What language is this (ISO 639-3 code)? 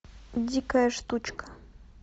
rus